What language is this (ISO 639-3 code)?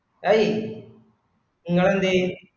mal